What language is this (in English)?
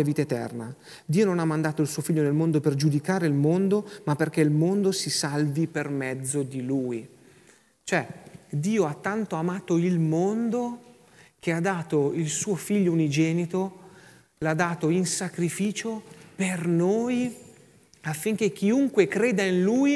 Italian